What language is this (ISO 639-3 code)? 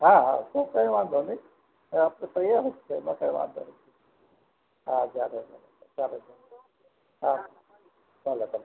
guj